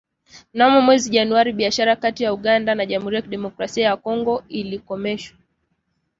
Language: Swahili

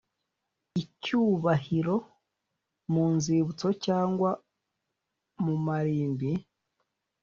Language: Kinyarwanda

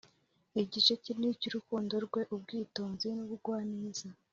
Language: Kinyarwanda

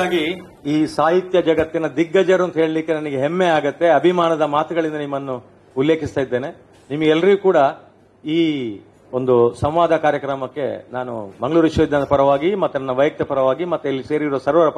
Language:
Kannada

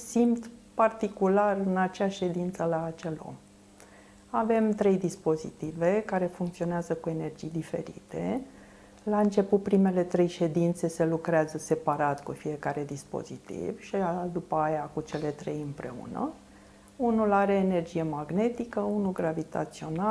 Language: Romanian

